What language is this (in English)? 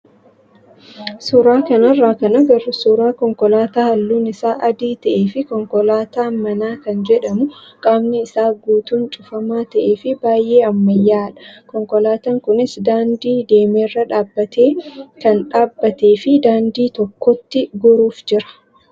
Oromo